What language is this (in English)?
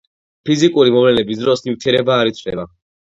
Georgian